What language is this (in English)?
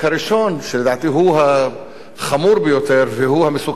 Hebrew